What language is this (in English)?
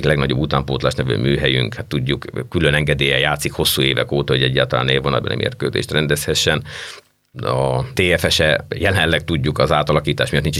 Hungarian